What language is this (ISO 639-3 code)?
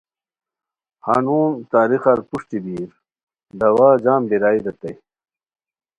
khw